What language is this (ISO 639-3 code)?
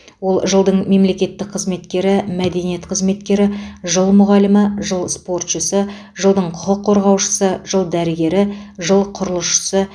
kaz